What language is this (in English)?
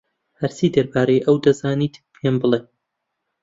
Central Kurdish